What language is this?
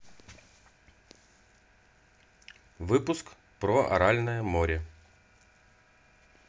Russian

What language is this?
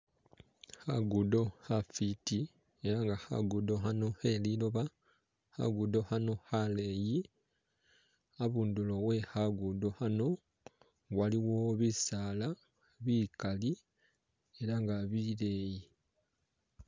Masaaba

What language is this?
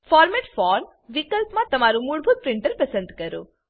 Gujarati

